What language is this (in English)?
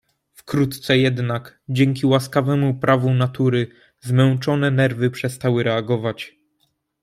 Polish